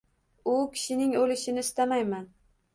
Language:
Uzbek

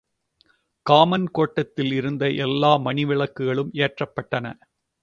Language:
Tamil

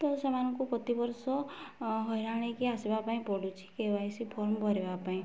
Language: Odia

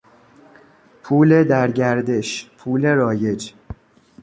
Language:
Persian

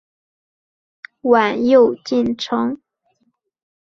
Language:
Chinese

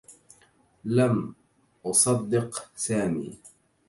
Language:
Arabic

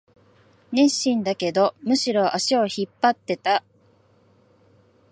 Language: Japanese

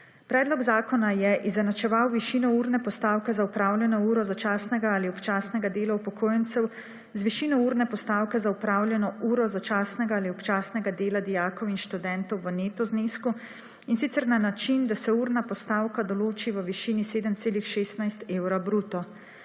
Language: Slovenian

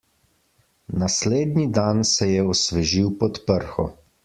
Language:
Slovenian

